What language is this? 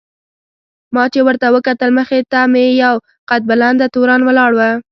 Pashto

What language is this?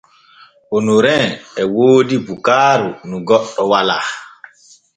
Borgu Fulfulde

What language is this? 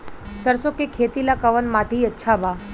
Bhojpuri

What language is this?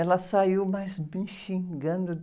Portuguese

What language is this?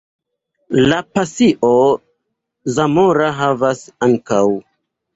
Esperanto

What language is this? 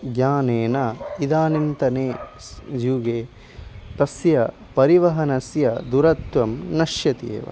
Sanskrit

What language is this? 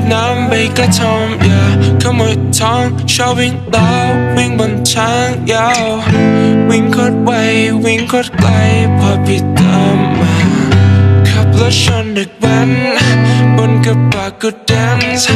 Dutch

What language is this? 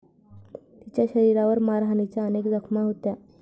Marathi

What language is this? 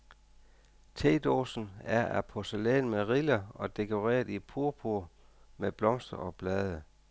Danish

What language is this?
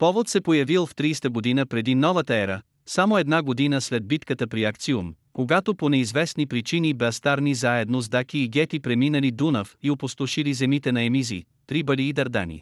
Bulgarian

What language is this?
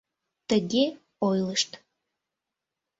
Mari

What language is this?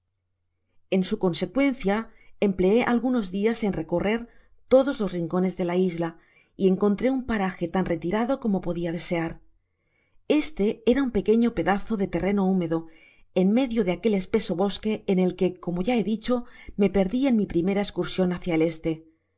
Spanish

